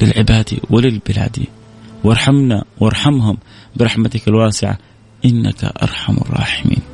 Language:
Arabic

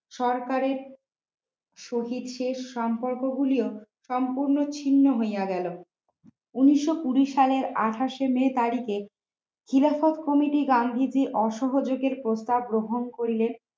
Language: Bangla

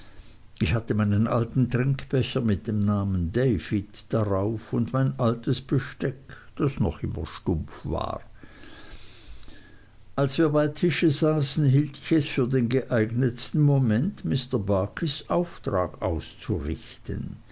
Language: German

